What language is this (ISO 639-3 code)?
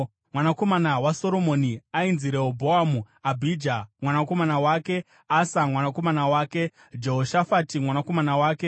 sna